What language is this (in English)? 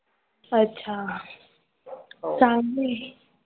Marathi